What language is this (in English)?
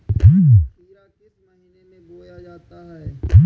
Hindi